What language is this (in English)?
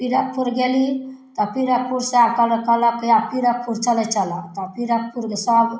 Maithili